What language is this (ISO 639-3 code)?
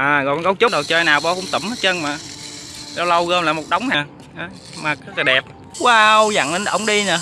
vie